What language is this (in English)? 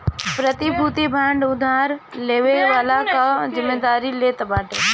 Bhojpuri